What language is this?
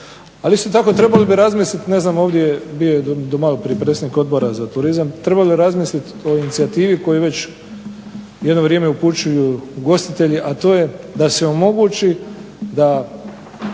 Croatian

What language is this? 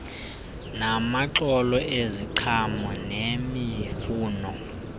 Xhosa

